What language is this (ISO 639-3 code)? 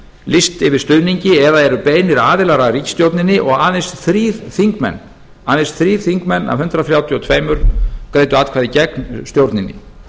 isl